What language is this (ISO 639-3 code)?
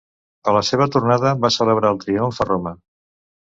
cat